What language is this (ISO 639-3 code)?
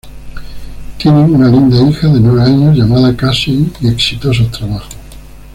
spa